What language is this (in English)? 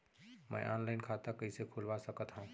Chhattisgarhi